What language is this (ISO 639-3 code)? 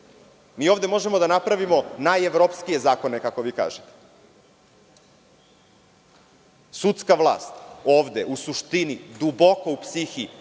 srp